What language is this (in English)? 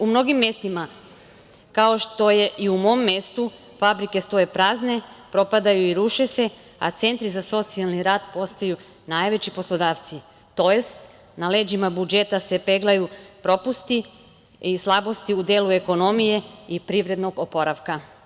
Serbian